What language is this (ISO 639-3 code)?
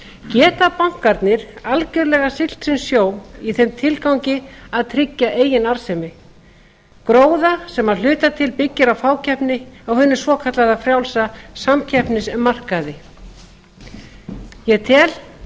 isl